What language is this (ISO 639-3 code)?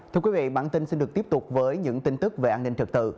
vie